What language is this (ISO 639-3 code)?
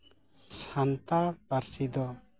sat